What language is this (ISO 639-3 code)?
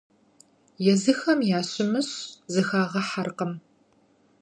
kbd